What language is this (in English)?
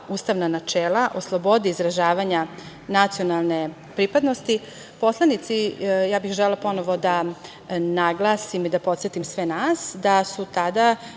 Serbian